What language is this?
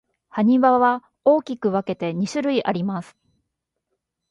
Japanese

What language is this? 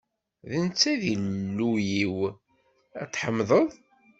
Kabyle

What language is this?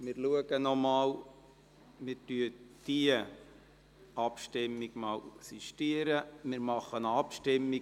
Swiss German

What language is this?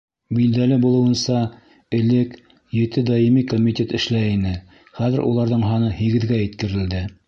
Bashkir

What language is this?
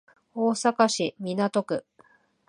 Japanese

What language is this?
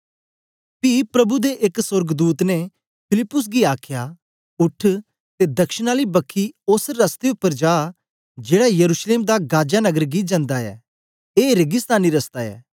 Dogri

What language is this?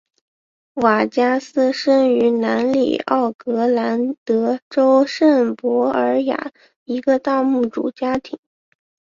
Chinese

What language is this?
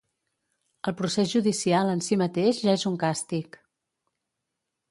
Catalan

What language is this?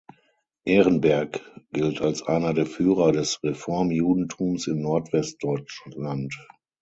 German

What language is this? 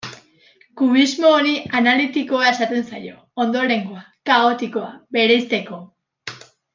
Basque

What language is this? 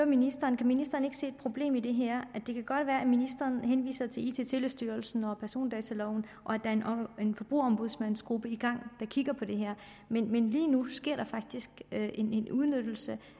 Danish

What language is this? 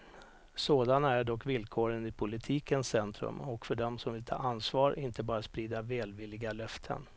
Swedish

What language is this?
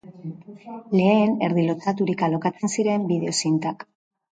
Basque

